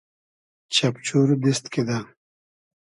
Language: Hazaragi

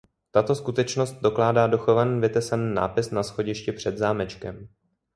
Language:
Czech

